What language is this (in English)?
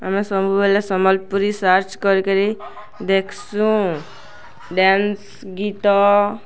Odia